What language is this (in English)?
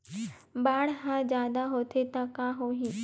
Chhattisgarhi